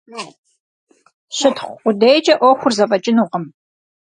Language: Kabardian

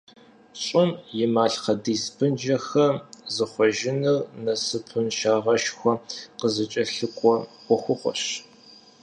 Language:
Kabardian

